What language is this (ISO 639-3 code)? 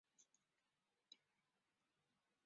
zho